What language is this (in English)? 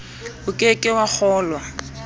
Southern Sotho